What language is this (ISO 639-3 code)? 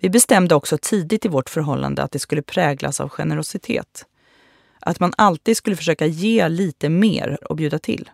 swe